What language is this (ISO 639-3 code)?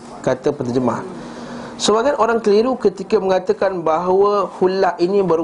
msa